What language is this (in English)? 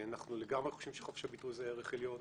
Hebrew